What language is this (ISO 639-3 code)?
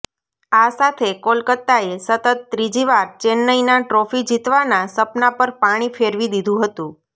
guj